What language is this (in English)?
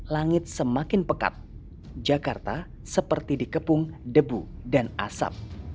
Indonesian